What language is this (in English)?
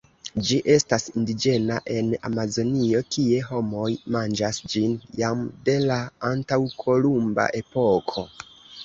Esperanto